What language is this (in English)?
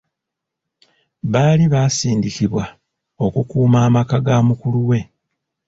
Ganda